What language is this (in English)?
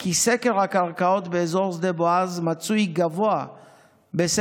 Hebrew